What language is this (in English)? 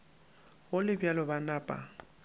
Northern Sotho